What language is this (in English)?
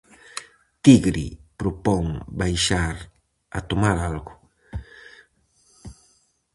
Galician